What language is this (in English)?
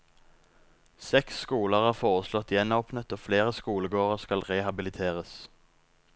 Norwegian